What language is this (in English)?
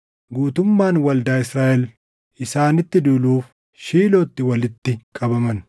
Oromo